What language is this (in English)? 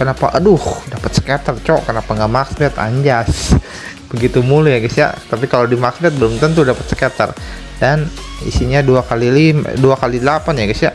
Indonesian